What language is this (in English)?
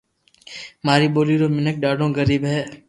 Loarki